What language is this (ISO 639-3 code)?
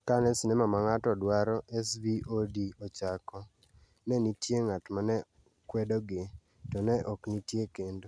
luo